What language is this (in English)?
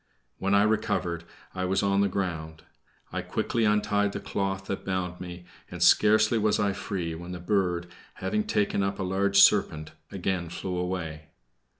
English